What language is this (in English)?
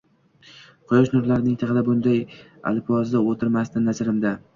Uzbek